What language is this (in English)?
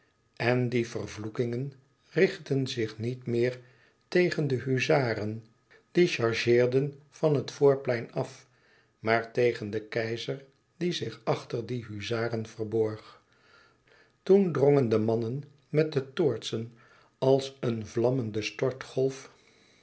Dutch